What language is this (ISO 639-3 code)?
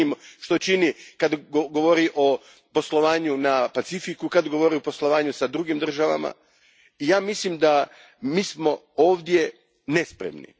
hrv